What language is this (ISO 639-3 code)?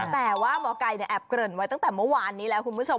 tha